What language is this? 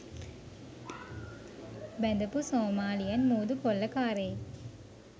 Sinhala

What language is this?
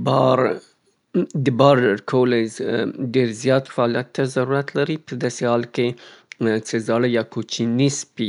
Southern Pashto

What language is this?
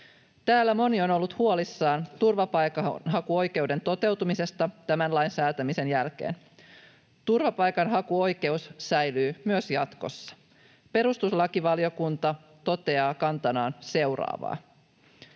Finnish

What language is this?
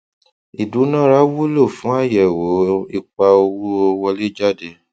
Yoruba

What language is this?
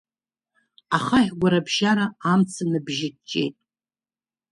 Abkhazian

